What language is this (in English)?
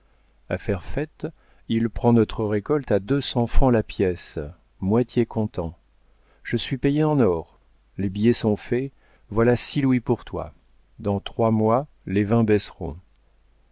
French